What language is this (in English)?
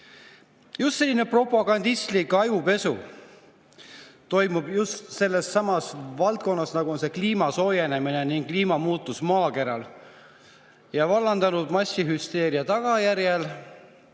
Estonian